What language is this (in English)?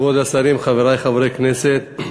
Hebrew